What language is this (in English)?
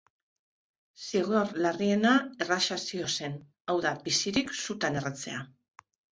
Basque